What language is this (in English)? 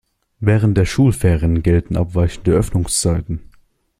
German